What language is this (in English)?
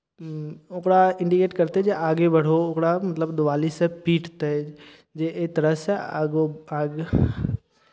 Maithili